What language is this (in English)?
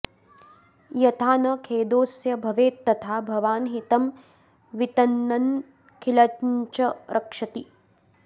Sanskrit